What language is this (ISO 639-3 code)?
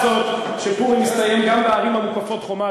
heb